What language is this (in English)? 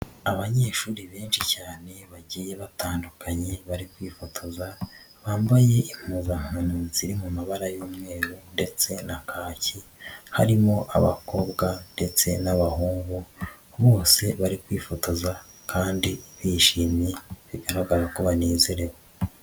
Kinyarwanda